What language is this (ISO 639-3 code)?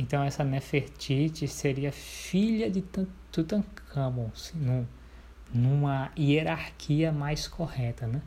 por